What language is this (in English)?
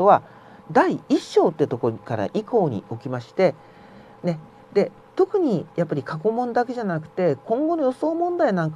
Japanese